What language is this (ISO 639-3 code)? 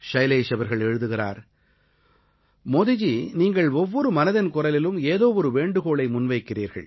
tam